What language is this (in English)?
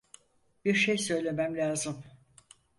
Turkish